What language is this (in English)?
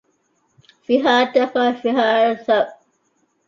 Divehi